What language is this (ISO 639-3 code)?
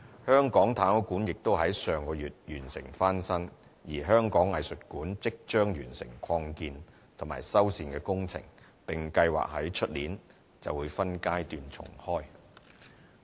yue